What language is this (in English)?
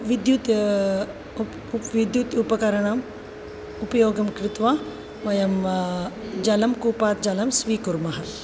Sanskrit